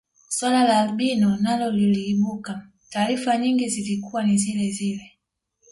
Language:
Swahili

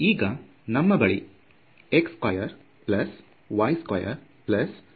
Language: Kannada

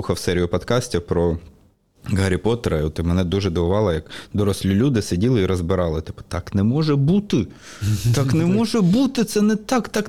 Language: Ukrainian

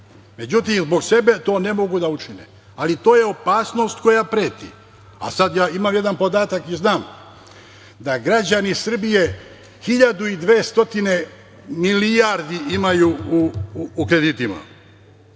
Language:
Serbian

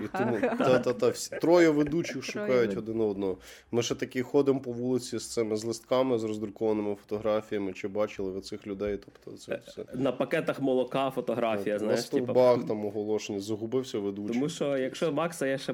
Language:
Ukrainian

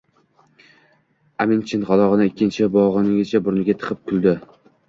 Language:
Uzbek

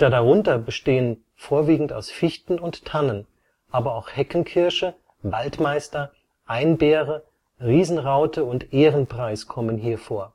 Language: German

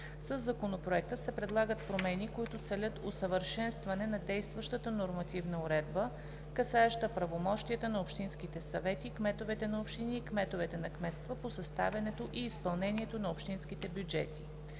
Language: Bulgarian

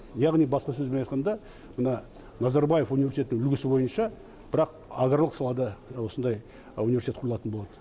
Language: Kazakh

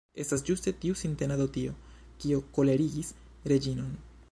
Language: Esperanto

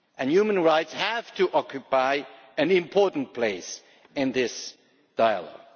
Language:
English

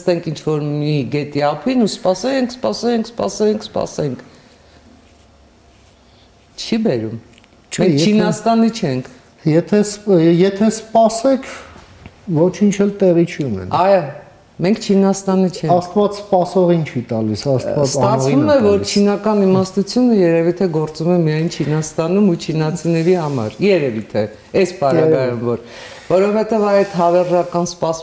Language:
Romanian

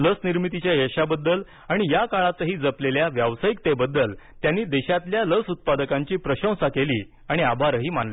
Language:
Marathi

